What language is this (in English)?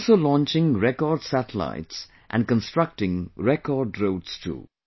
English